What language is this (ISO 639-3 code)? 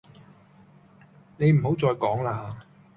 yue